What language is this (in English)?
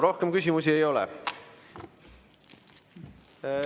Estonian